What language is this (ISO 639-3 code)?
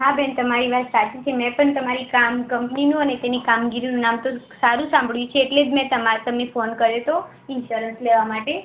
guj